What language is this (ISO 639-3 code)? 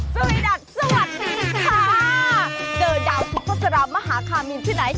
tha